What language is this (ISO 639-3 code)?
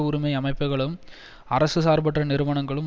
tam